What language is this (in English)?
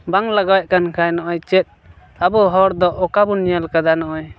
Santali